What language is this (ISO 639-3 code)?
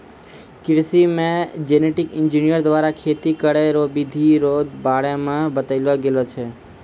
mai